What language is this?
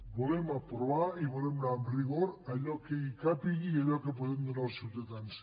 Catalan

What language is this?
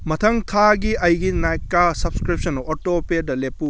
Manipuri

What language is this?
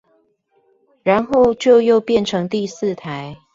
Chinese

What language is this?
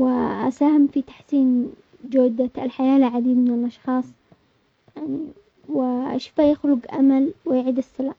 Omani Arabic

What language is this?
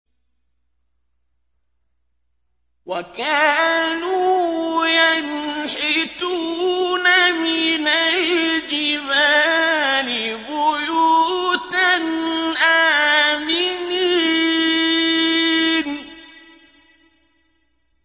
Arabic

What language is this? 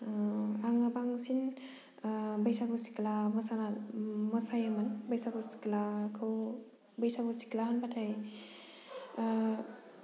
Bodo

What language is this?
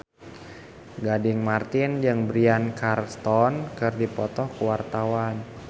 Sundanese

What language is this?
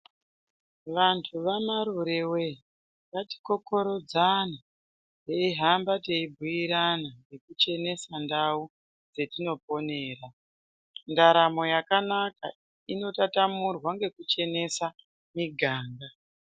Ndau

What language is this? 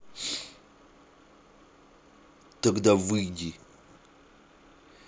Russian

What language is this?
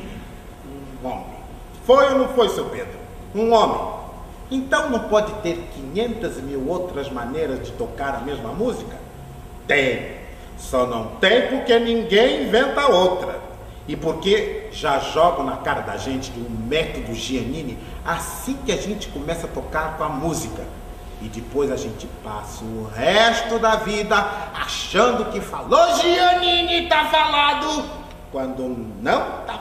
Portuguese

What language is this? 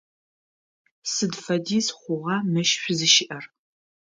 Adyghe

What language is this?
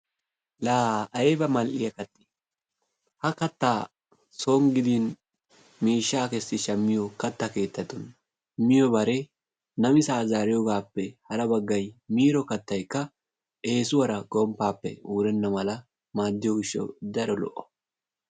Wolaytta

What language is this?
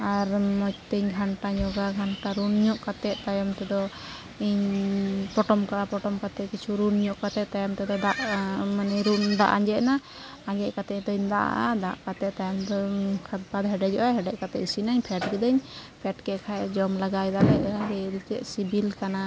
Santali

